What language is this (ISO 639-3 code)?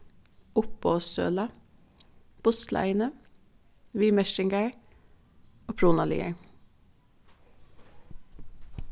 fao